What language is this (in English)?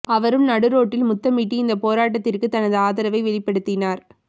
Tamil